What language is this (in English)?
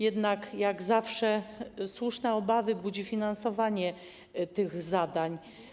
Polish